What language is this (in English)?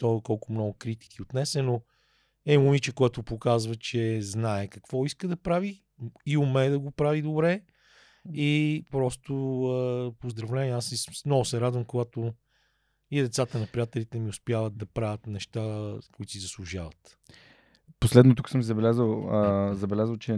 Bulgarian